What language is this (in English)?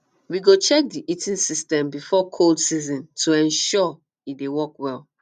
Nigerian Pidgin